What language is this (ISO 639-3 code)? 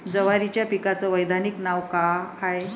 mar